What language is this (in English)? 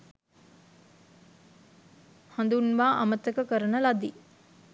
Sinhala